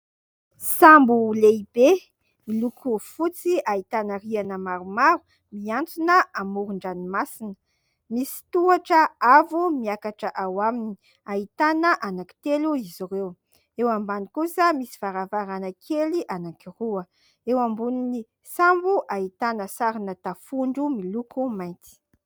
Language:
Malagasy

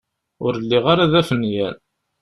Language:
Kabyle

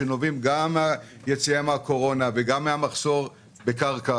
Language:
Hebrew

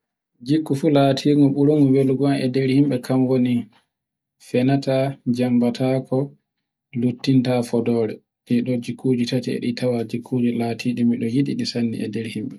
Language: Borgu Fulfulde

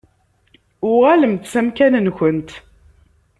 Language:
Kabyle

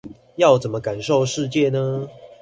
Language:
Chinese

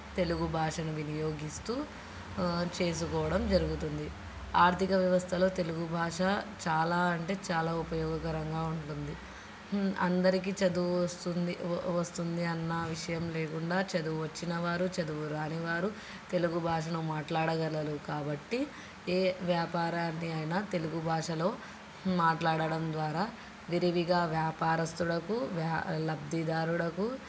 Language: Telugu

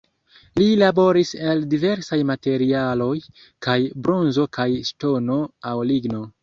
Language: Esperanto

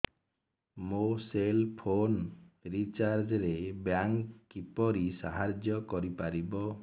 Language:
Odia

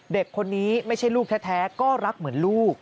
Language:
Thai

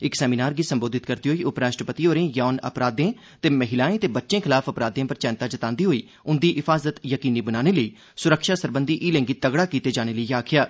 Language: Dogri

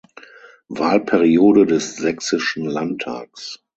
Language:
German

